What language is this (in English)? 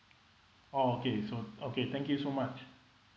English